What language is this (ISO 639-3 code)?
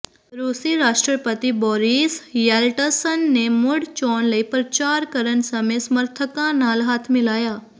pan